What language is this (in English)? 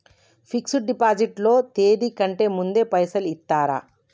Telugu